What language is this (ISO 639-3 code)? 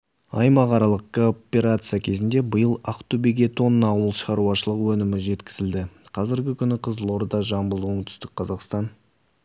kaz